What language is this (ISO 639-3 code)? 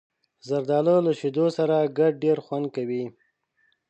pus